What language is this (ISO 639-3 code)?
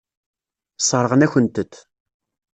kab